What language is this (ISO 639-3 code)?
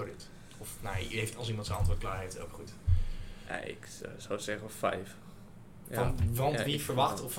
nld